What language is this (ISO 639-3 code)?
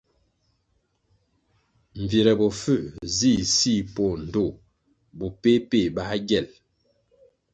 nmg